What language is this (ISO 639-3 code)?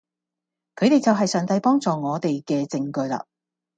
yue